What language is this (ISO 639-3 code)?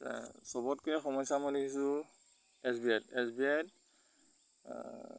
asm